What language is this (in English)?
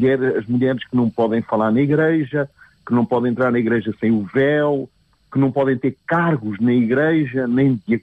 Portuguese